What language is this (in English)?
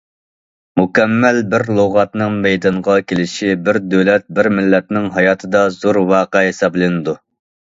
Uyghur